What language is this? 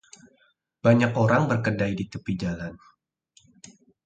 Indonesian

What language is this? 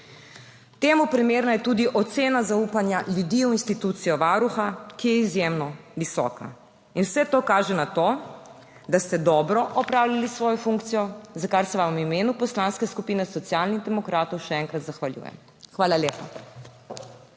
Slovenian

